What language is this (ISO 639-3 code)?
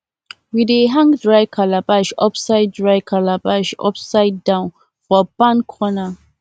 pcm